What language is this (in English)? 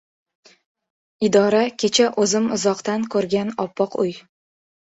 Uzbek